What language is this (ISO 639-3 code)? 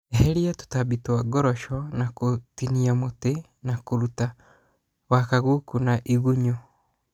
kik